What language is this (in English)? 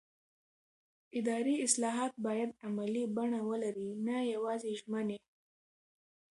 Pashto